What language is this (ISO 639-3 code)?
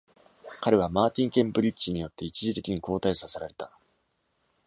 jpn